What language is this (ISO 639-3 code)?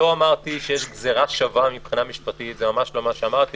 heb